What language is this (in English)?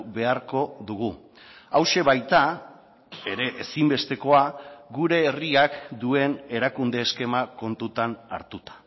Basque